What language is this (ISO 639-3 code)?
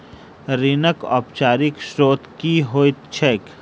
mai